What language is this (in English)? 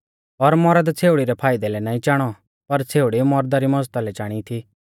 Mahasu Pahari